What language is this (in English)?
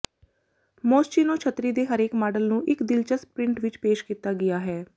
Punjabi